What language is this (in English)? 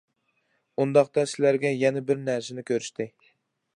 Uyghur